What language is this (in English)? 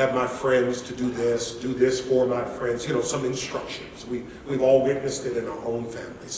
English